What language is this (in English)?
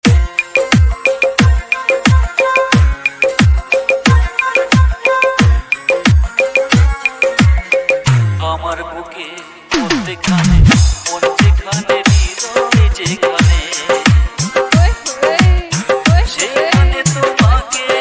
Bangla